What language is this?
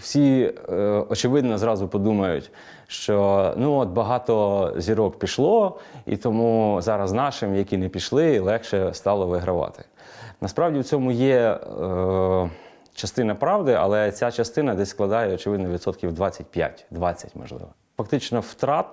Ukrainian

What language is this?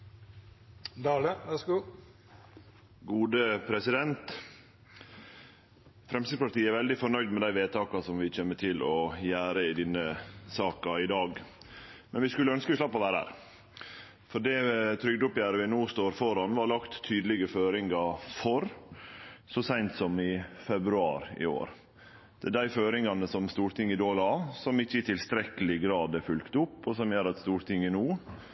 Norwegian Nynorsk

